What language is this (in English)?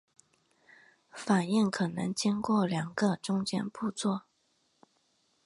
Chinese